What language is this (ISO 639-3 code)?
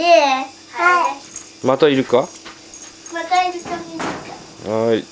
jpn